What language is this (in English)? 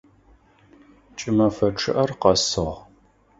Adyghe